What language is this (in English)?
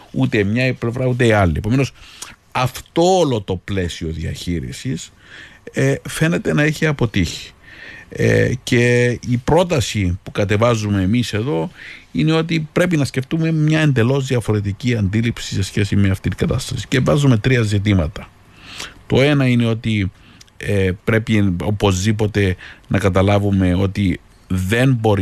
Greek